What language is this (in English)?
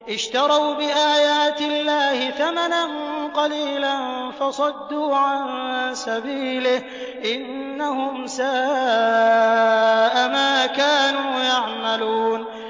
Arabic